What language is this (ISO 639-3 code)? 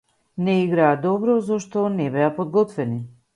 mkd